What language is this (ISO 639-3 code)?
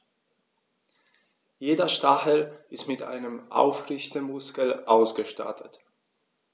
deu